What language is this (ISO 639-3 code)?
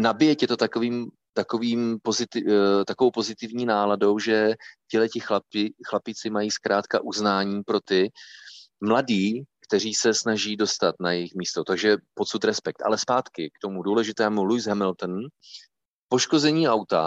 ces